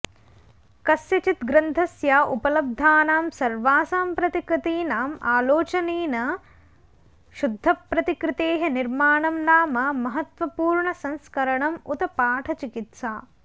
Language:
Sanskrit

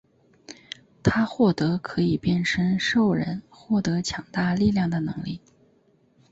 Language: Chinese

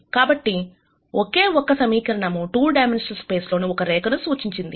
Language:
Telugu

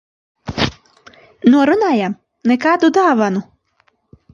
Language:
Latvian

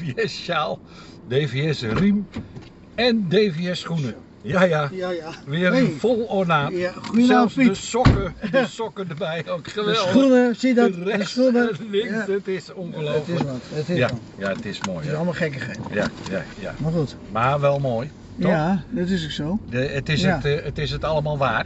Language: Dutch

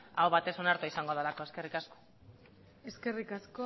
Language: Basque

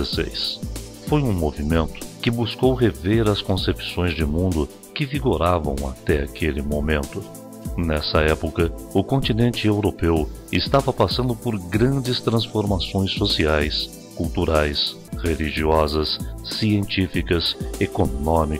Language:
Portuguese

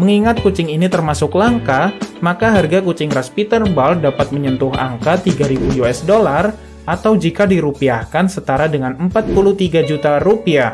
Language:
Indonesian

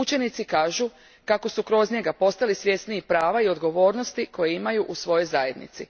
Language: Croatian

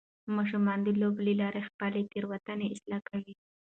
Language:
Pashto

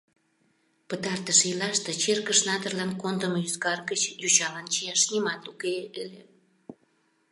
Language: Mari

